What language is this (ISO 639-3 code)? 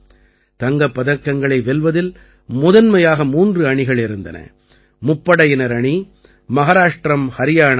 tam